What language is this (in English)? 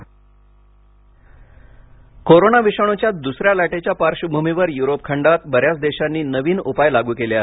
Marathi